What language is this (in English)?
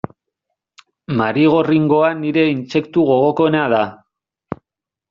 Basque